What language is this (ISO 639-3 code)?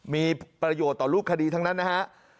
tha